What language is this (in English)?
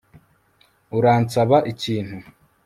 Kinyarwanda